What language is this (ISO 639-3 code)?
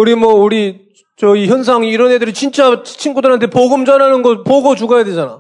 kor